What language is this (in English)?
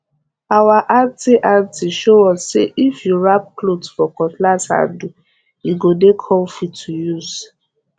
Nigerian Pidgin